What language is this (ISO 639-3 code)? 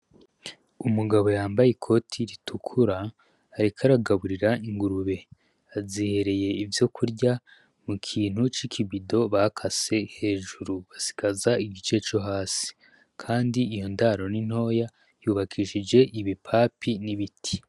run